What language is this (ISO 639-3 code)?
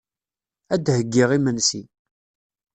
kab